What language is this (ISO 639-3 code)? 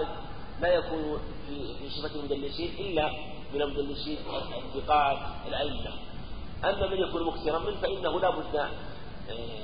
ara